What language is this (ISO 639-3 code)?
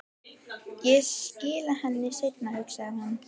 isl